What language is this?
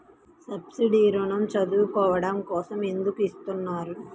Telugu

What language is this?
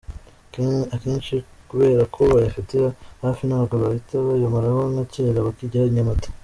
Kinyarwanda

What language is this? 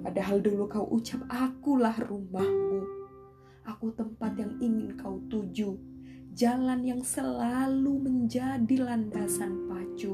Indonesian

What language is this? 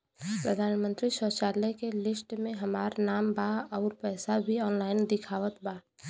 Bhojpuri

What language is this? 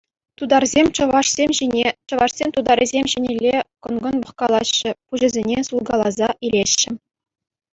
Chuvash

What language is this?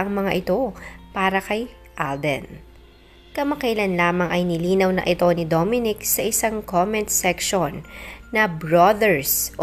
Filipino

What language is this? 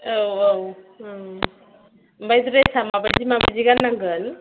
Bodo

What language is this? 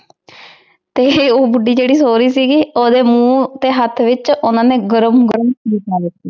Punjabi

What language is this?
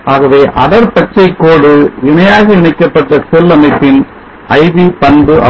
Tamil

